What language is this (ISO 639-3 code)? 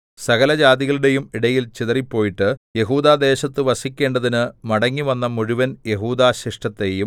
mal